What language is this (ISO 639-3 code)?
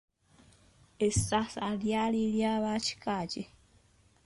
lug